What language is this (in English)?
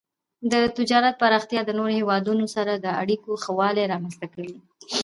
Pashto